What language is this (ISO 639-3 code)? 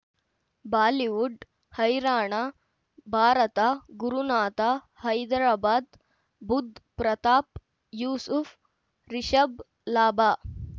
kan